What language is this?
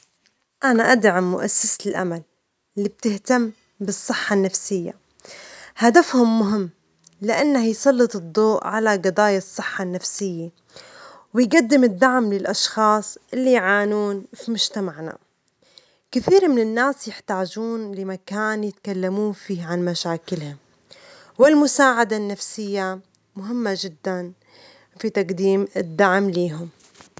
Omani Arabic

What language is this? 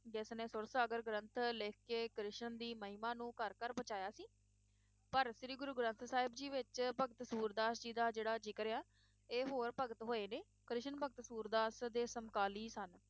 Punjabi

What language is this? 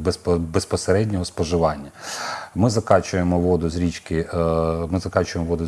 Ukrainian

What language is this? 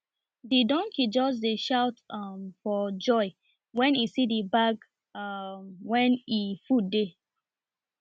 Nigerian Pidgin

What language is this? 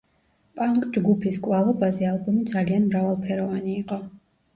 Georgian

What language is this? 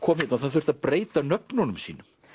Icelandic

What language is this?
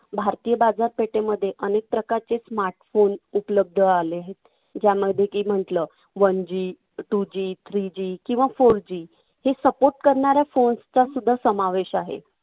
Marathi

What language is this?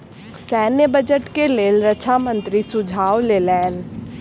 Maithili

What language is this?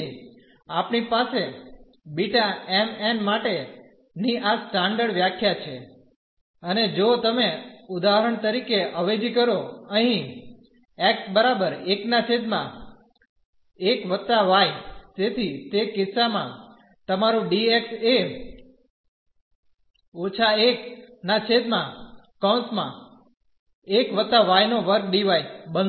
Gujarati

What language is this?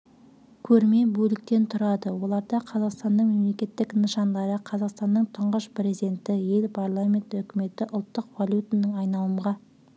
Kazakh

